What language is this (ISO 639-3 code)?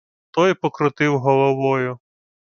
ukr